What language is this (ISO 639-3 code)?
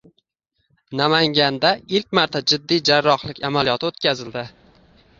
uzb